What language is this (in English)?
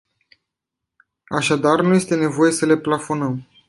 Romanian